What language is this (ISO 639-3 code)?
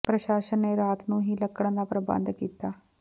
pan